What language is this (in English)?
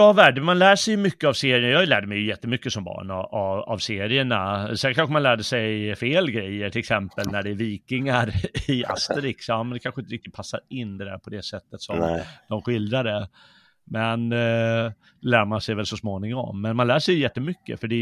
Swedish